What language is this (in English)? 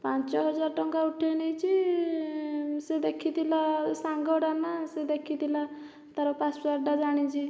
Odia